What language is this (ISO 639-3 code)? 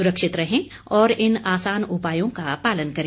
hin